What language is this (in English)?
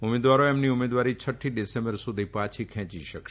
Gujarati